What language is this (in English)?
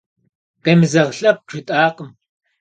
Kabardian